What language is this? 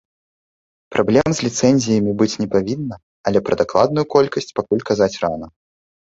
Belarusian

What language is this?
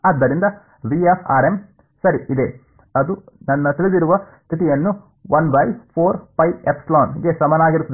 Kannada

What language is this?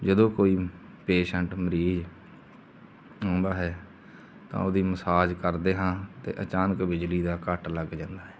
Punjabi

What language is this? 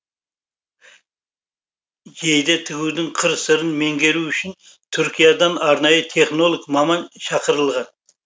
Kazakh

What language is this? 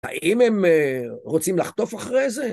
Hebrew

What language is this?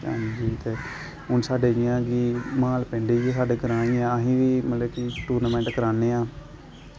Dogri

